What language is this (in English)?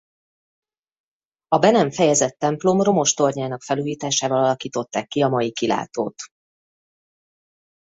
Hungarian